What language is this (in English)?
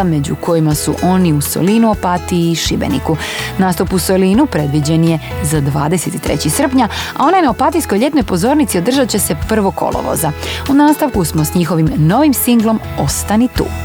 Croatian